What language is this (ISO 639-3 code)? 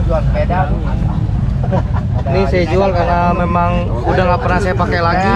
ind